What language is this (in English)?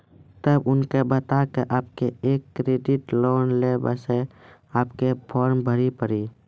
Maithili